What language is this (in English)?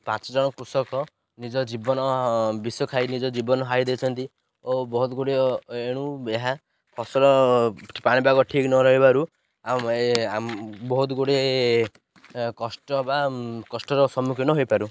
Odia